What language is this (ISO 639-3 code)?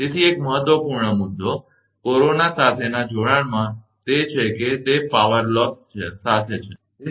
guj